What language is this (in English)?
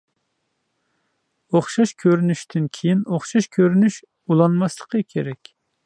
Uyghur